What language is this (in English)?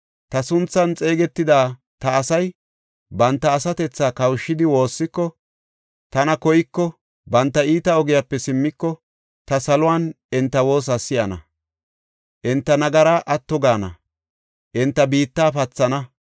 Gofa